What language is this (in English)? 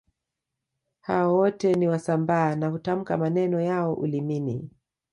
Swahili